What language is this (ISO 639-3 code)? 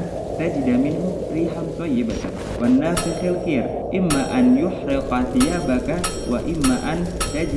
ind